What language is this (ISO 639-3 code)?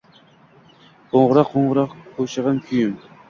uzb